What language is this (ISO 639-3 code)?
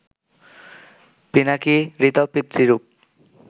ben